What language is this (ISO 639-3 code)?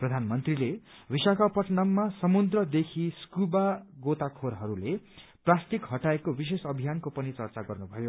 nep